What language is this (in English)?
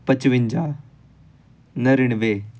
Punjabi